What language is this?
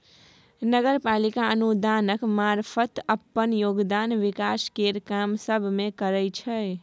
Maithili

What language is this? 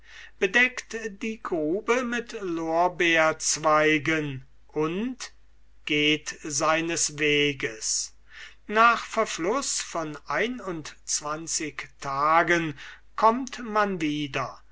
German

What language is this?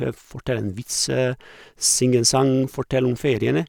Norwegian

